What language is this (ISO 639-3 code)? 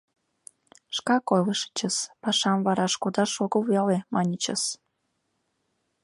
chm